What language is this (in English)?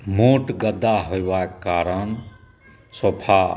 Maithili